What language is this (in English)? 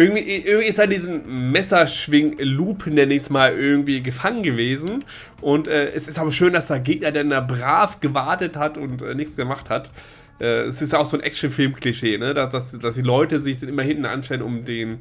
German